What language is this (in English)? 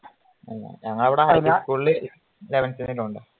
Malayalam